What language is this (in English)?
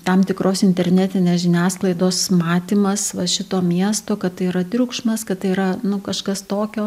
Lithuanian